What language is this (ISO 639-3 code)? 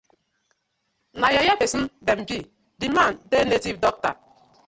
pcm